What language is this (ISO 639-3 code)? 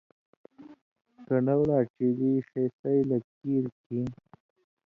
mvy